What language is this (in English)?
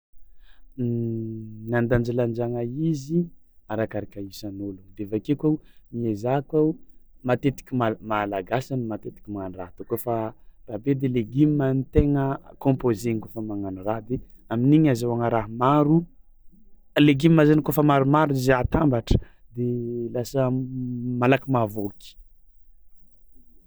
Tsimihety Malagasy